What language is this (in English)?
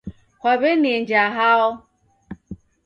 Taita